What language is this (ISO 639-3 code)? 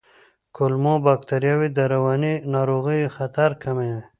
pus